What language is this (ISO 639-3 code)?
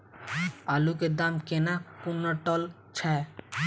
mai